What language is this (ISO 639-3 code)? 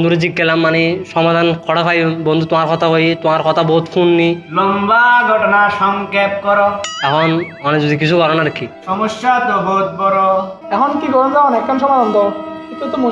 ben